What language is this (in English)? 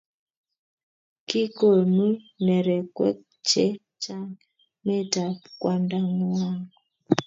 Kalenjin